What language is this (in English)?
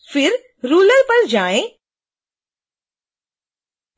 Hindi